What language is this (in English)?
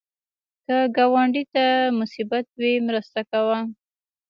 Pashto